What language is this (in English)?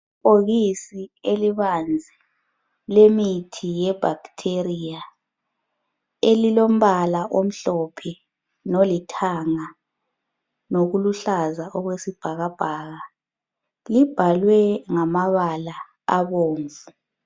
North Ndebele